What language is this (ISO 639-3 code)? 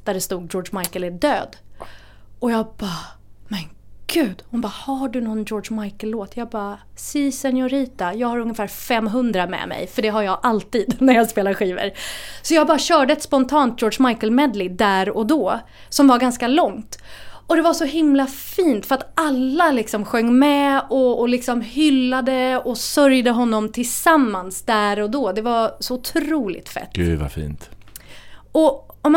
swe